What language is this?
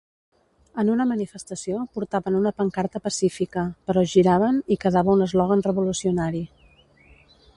Catalan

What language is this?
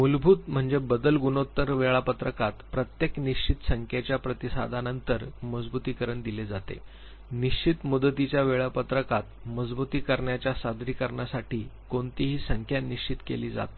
Marathi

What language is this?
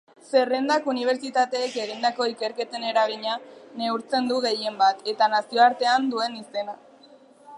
Basque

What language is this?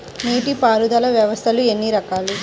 Telugu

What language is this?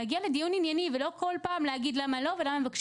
Hebrew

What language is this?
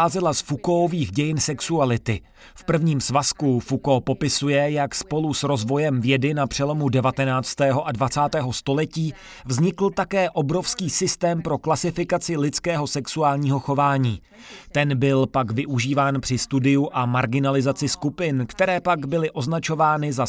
Czech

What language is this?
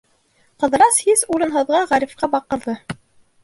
Bashkir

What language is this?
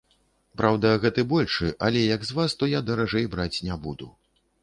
Belarusian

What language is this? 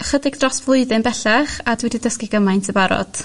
Welsh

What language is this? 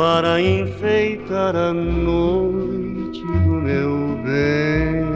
Portuguese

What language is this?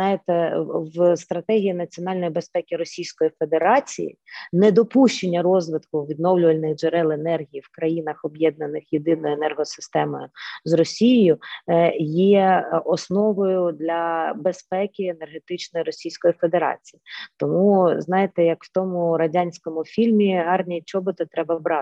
Ukrainian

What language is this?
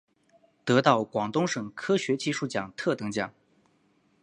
Chinese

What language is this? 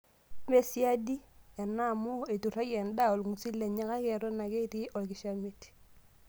Masai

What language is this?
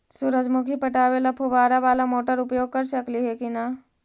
Magahi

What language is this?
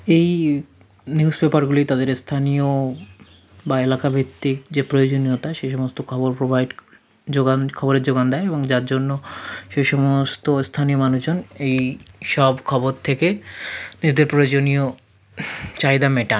Bangla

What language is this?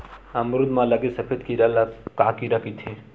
Chhattisgarhi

